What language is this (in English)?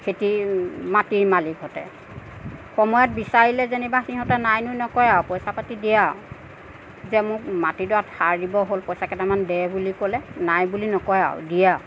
Assamese